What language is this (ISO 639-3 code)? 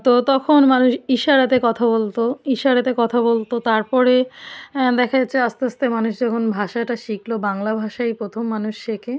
ben